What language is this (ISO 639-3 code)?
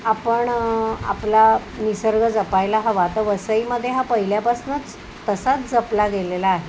mar